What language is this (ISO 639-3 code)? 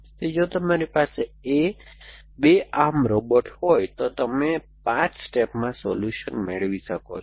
guj